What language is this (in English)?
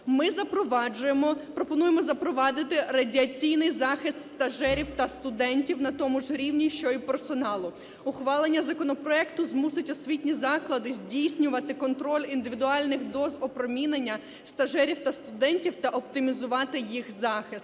Ukrainian